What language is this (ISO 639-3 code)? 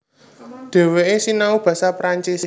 jav